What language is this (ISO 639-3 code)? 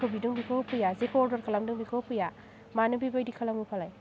brx